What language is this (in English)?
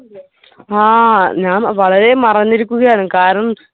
Malayalam